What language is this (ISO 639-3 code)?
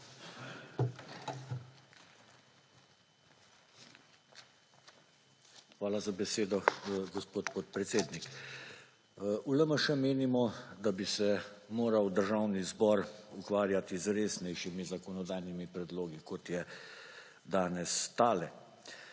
slv